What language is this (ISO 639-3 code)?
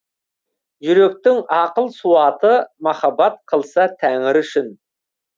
kaz